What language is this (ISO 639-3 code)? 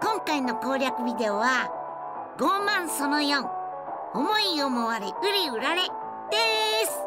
jpn